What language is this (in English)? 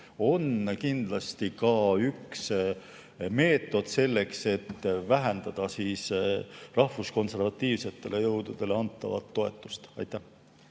Estonian